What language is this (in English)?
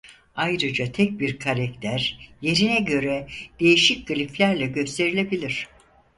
Turkish